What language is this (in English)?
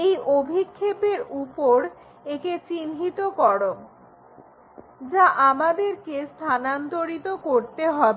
Bangla